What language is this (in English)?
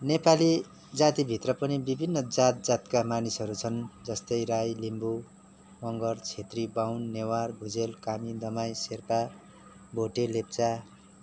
Nepali